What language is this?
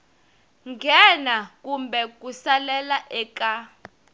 Tsonga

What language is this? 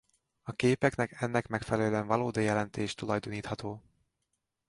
Hungarian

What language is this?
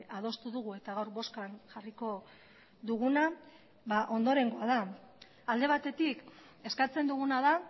Basque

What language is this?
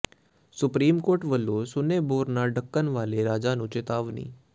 Punjabi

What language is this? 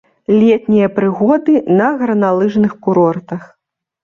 Belarusian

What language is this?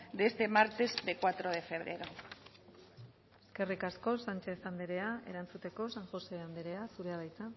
Basque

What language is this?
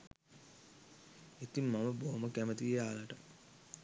Sinhala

